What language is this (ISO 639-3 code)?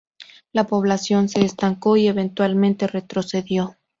spa